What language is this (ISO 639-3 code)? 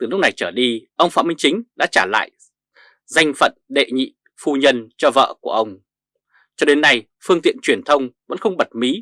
vie